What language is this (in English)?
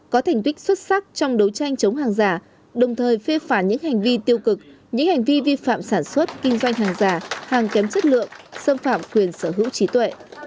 Vietnamese